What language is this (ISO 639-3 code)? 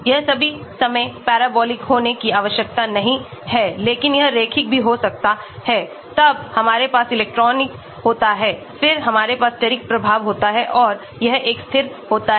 hin